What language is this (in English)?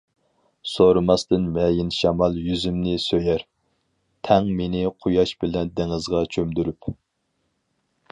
Uyghur